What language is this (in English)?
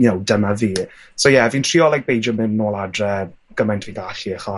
Welsh